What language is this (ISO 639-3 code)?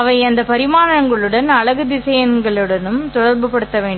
tam